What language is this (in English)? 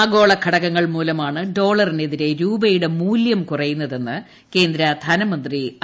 Malayalam